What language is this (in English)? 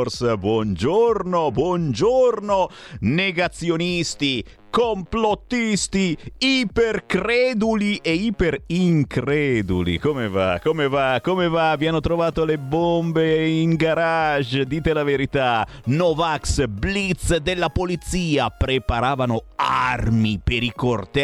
Italian